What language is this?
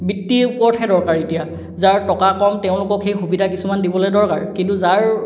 Assamese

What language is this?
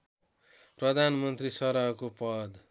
Nepali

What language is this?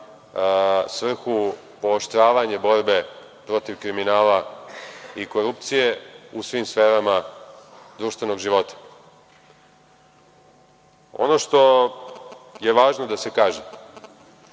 Serbian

